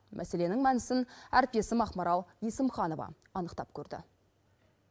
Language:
Kazakh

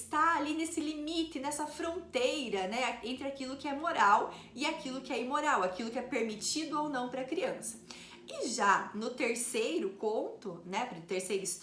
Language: Portuguese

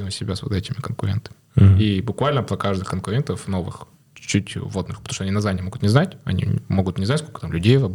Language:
Russian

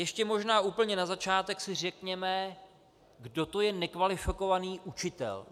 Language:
Czech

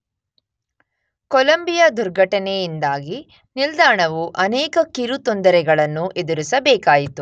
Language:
Kannada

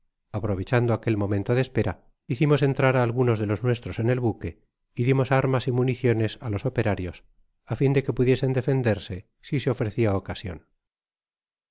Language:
Spanish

